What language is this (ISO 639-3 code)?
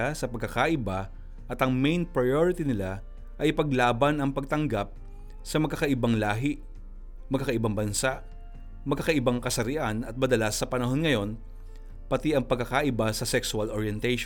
fil